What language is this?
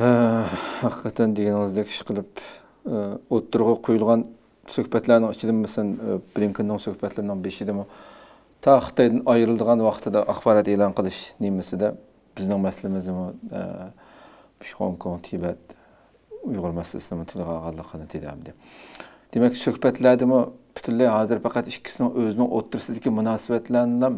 Turkish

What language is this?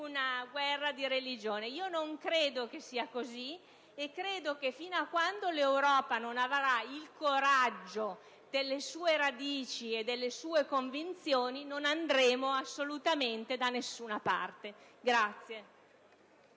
Italian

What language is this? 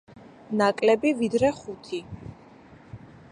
Georgian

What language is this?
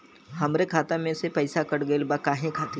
Bhojpuri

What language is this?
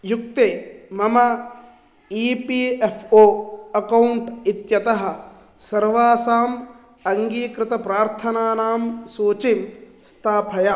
Sanskrit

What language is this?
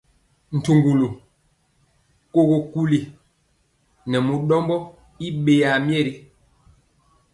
Mpiemo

